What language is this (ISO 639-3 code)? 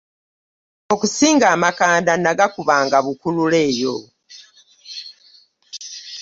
lug